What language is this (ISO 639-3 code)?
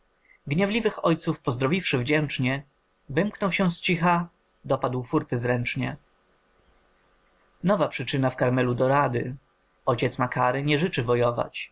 pol